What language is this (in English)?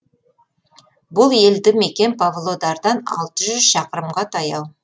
Kazakh